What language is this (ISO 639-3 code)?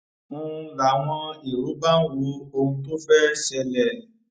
yor